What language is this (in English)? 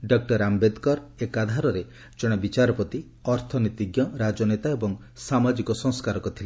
Odia